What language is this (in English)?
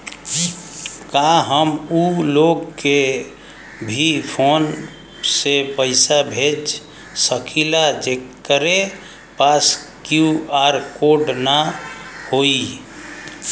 Bhojpuri